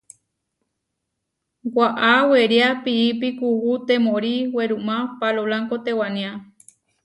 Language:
Huarijio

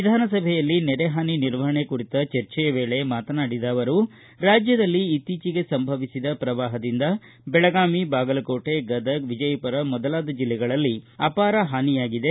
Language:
Kannada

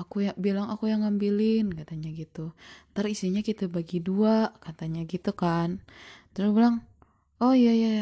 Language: Indonesian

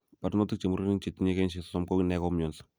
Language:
Kalenjin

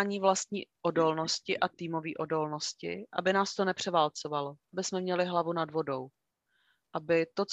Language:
Czech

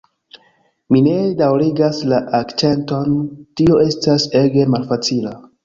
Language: Esperanto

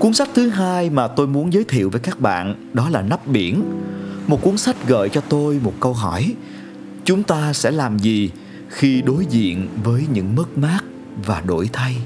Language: Vietnamese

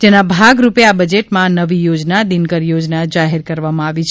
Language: Gujarati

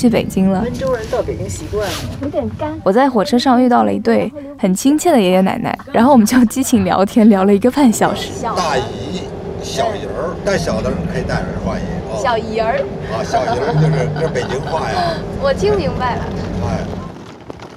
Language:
Chinese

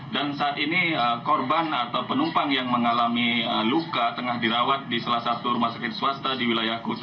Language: Indonesian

